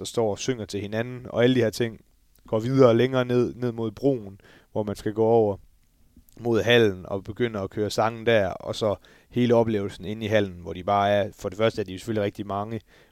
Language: Danish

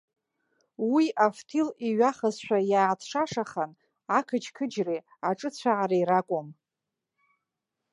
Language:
Abkhazian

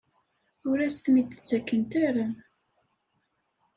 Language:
Kabyle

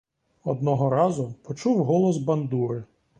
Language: Ukrainian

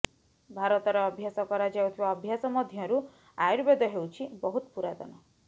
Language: Odia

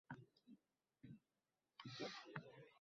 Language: Uzbek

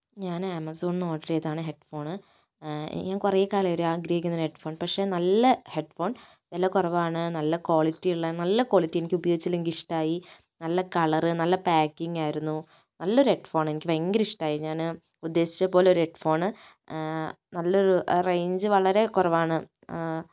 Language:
Malayalam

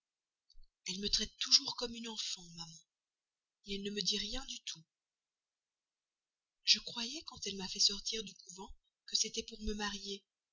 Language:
French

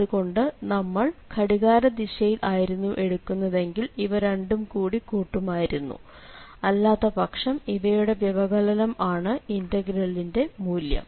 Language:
Malayalam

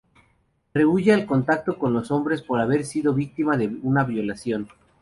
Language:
Spanish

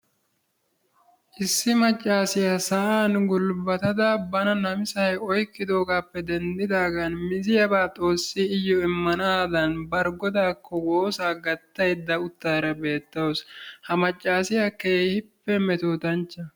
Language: Wolaytta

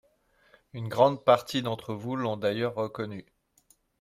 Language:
French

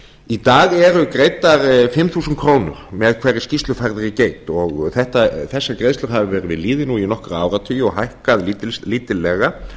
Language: Icelandic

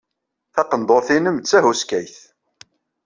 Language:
Kabyle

